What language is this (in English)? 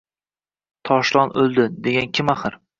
Uzbek